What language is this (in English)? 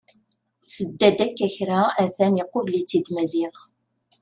Kabyle